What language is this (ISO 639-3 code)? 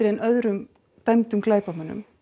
isl